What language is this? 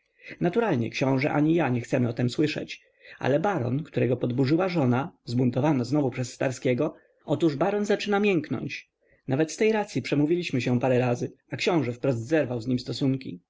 Polish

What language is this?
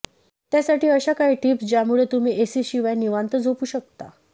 Marathi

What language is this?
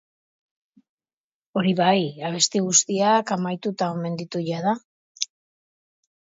Basque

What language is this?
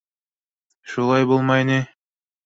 Bashkir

